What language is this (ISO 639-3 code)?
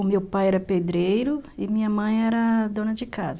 por